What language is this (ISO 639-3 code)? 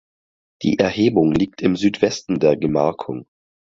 deu